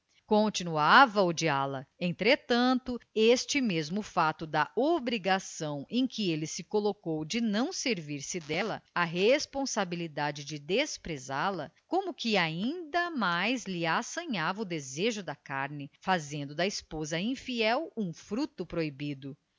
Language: Portuguese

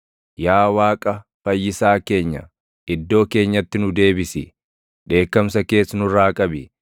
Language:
Oromo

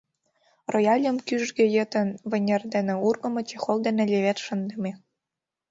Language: Mari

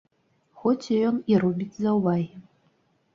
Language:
Belarusian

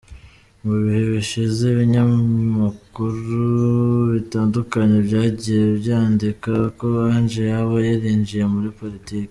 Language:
Kinyarwanda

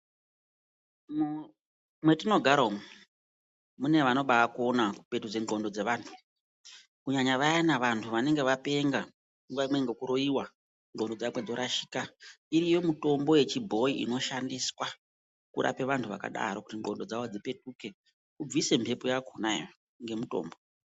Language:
Ndau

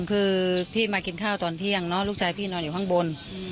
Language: Thai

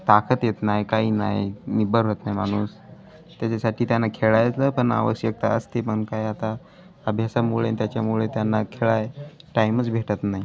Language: Marathi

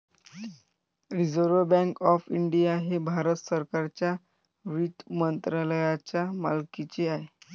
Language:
Marathi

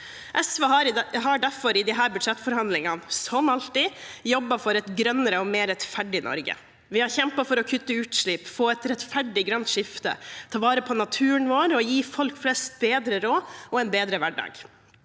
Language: Norwegian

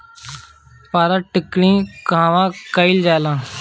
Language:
Bhojpuri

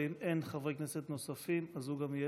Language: Hebrew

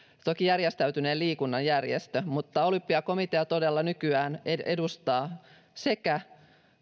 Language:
Finnish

